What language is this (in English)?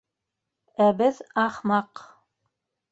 Bashkir